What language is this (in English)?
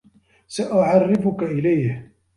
Arabic